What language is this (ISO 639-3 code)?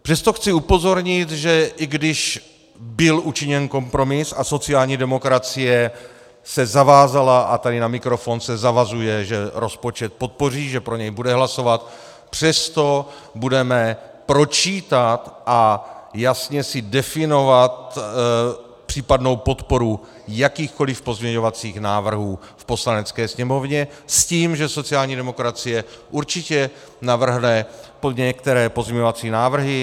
ces